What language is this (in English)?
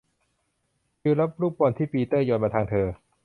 Thai